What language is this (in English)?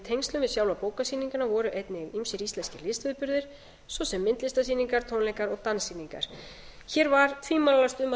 Icelandic